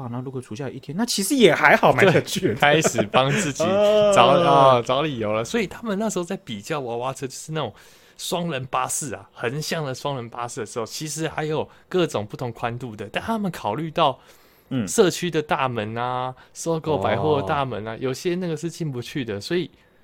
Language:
Chinese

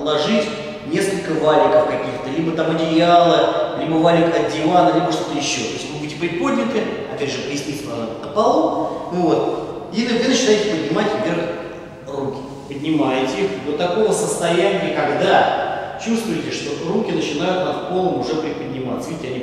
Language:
Russian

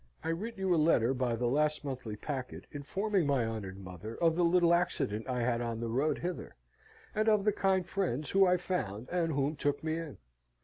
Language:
English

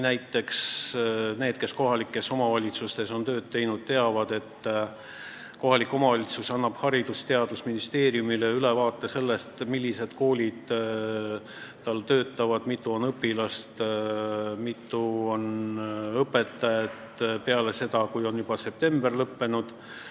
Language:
Estonian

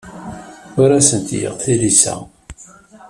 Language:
Kabyle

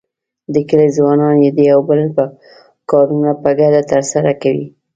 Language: Pashto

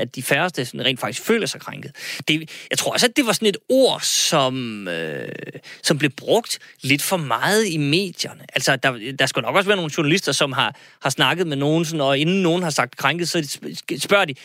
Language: Danish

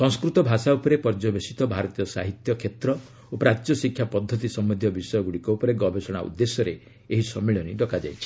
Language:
Odia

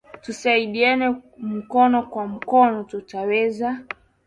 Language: Swahili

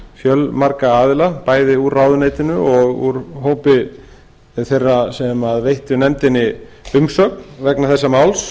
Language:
Icelandic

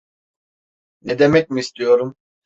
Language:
Turkish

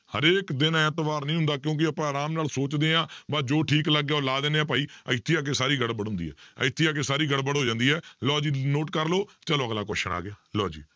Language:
Punjabi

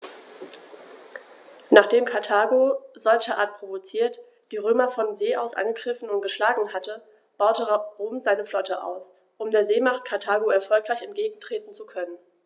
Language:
German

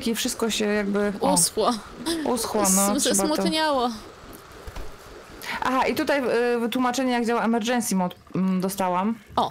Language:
Polish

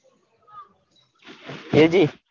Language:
Gujarati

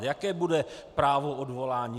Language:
Czech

